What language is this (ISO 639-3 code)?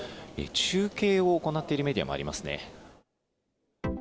jpn